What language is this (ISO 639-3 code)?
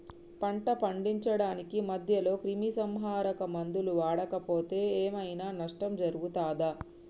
tel